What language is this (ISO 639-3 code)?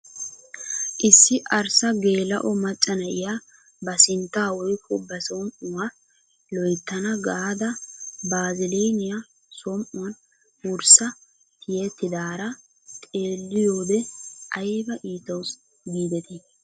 wal